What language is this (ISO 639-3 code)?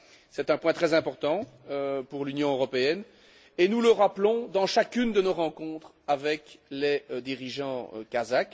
fra